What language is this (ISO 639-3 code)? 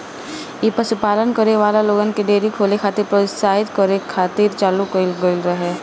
bho